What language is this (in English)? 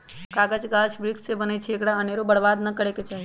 Magahi